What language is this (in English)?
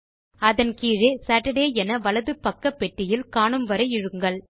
Tamil